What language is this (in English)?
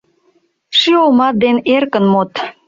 Mari